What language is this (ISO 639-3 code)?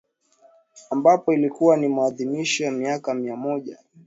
swa